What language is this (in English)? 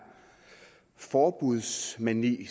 Danish